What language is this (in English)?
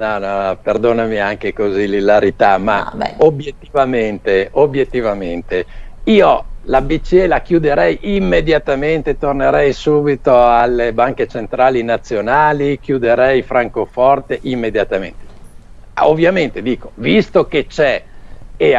Italian